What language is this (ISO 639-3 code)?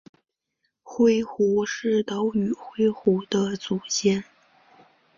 zho